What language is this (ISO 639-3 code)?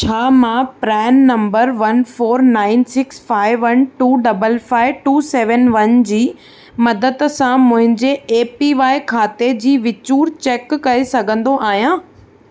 snd